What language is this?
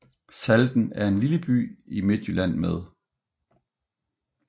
Danish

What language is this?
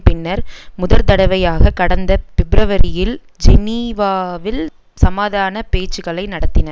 Tamil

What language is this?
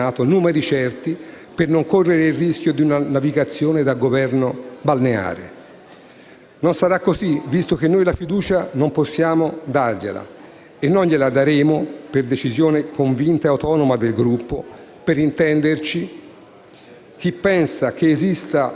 Italian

